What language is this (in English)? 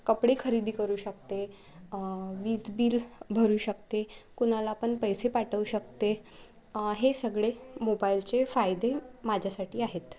Marathi